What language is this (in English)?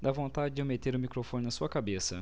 Portuguese